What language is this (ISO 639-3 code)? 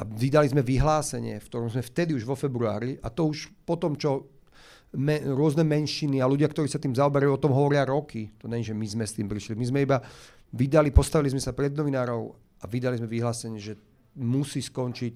slk